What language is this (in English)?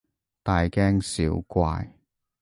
Cantonese